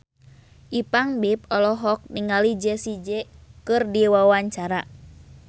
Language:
Sundanese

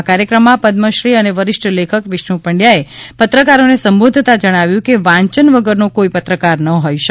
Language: Gujarati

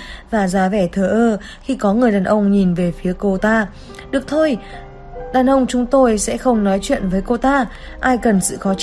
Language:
Vietnamese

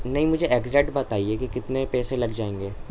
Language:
Urdu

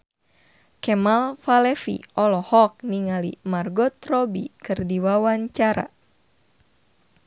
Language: Sundanese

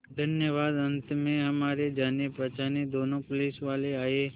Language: Hindi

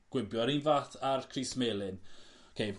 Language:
Welsh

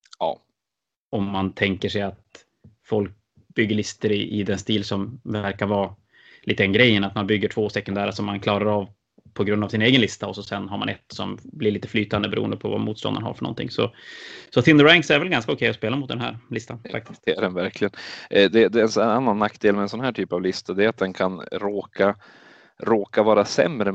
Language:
Swedish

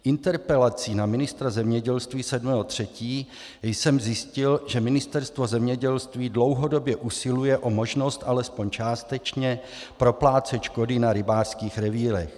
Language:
Czech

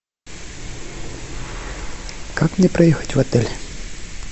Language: Russian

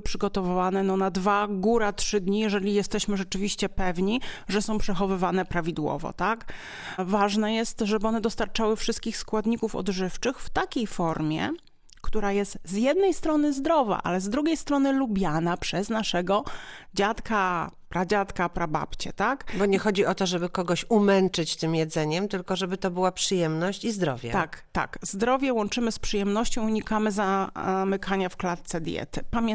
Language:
Polish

